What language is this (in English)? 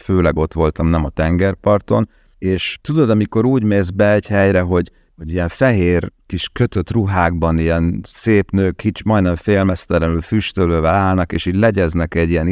Hungarian